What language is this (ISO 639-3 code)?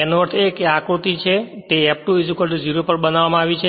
guj